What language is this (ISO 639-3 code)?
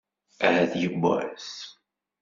kab